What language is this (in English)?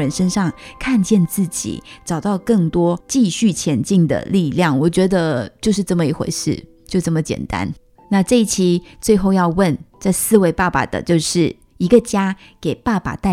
Chinese